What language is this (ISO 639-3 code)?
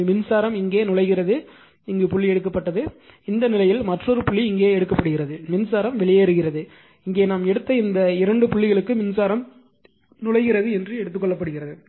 tam